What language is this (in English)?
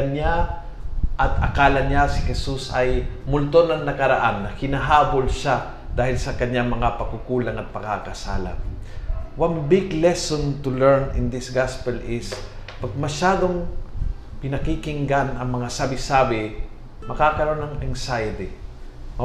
Filipino